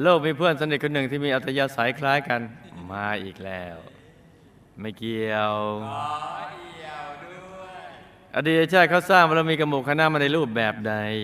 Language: Thai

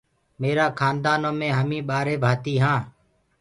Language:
Gurgula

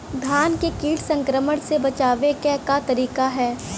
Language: Bhojpuri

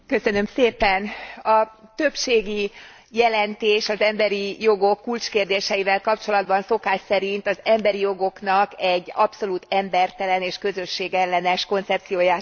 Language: Hungarian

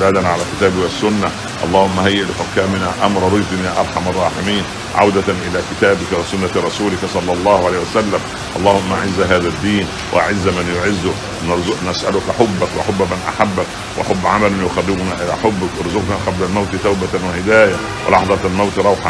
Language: Arabic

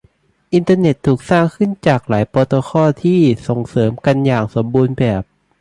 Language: Thai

